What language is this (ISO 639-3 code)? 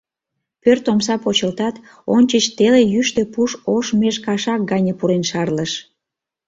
chm